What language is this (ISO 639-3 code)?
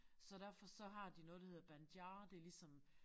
dan